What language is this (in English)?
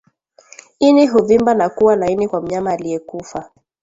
Swahili